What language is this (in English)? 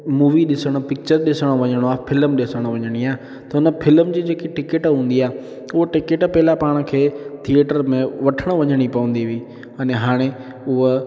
Sindhi